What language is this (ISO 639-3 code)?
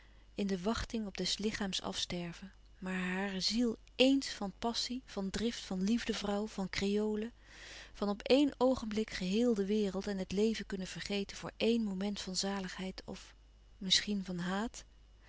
nld